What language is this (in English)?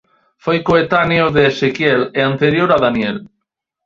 Galician